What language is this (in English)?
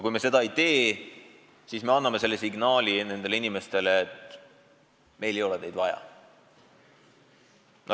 Estonian